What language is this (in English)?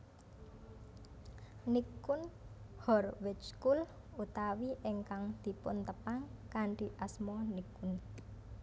Javanese